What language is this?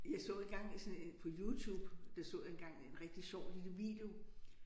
Danish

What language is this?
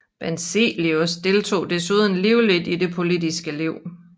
Danish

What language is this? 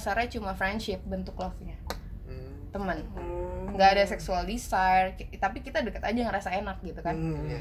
Indonesian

